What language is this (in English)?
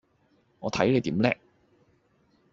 Cantonese